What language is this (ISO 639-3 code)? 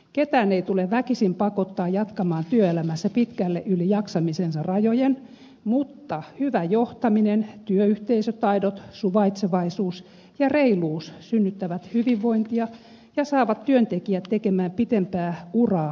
fin